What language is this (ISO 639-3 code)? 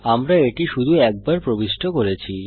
ben